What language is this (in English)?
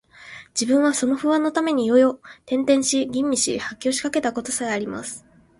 Japanese